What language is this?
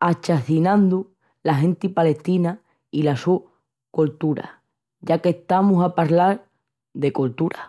Extremaduran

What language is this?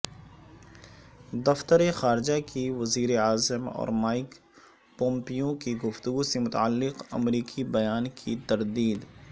Urdu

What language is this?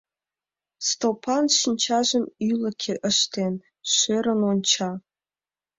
Mari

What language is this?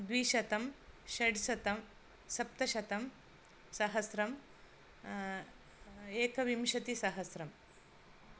Sanskrit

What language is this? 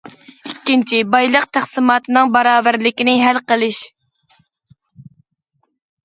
Uyghur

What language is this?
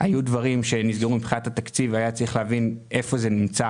Hebrew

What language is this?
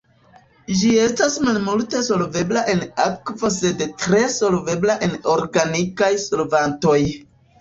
Esperanto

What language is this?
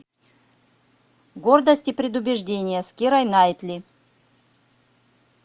Russian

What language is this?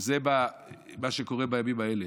Hebrew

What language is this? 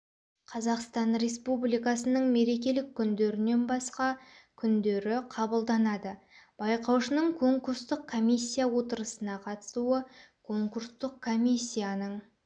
Kazakh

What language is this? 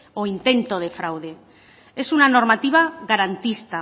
Spanish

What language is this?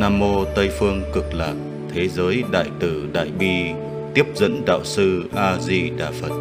Vietnamese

